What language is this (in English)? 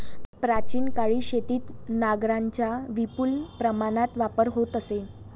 Marathi